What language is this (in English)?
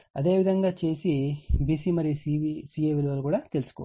Telugu